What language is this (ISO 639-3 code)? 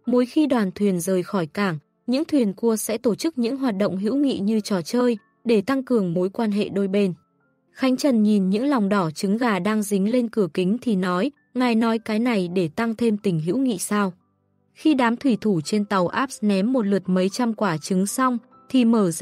vie